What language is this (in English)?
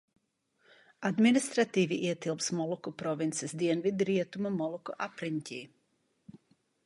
Latvian